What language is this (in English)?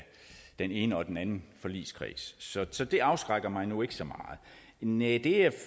Danish